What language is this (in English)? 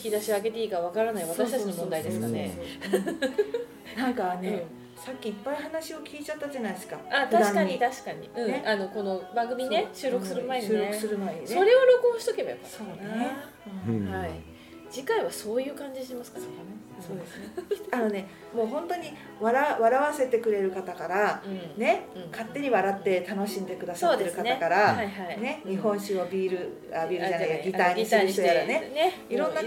Japanese